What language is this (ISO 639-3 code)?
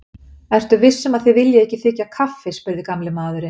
isl